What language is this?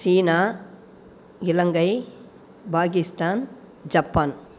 Tamil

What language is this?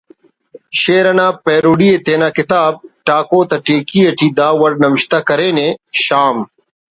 Brahui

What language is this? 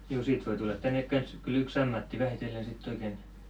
Finnish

